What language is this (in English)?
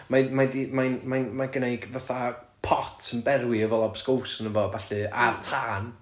Welsh